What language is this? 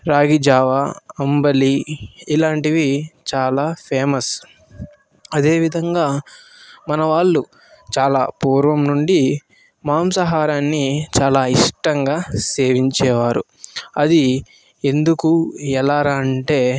Telugu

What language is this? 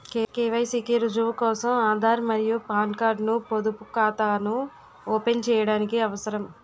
Telugu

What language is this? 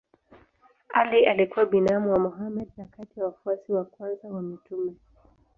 Swahili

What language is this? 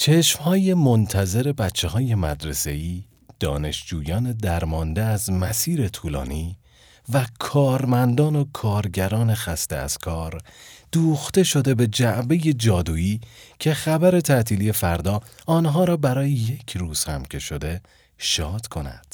Persian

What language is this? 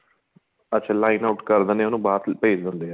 Punjabi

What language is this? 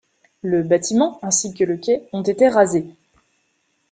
French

